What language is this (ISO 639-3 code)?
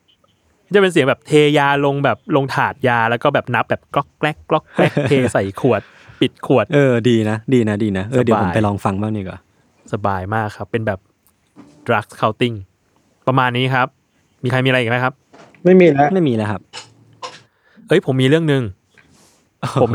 tha